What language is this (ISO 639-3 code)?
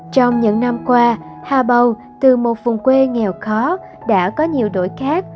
vie